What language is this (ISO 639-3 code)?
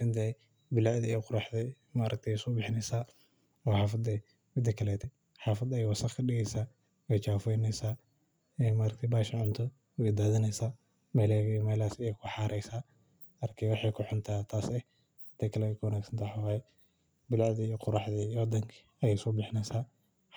som